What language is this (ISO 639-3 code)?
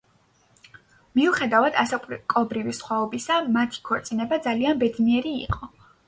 kat